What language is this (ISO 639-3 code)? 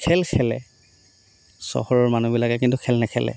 asm